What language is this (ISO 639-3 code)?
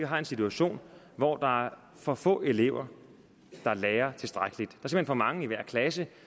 dan